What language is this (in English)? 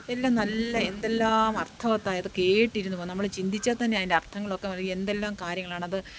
Malayalam